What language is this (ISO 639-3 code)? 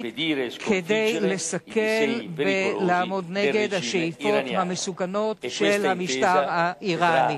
heb